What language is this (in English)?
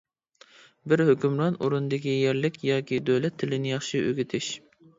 Uyghur